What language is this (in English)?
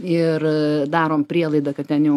Lithuanian